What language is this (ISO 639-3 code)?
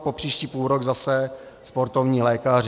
ces